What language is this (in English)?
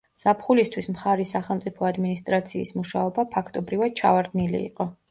Georgian